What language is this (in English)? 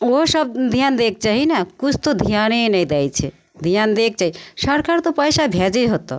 Maithili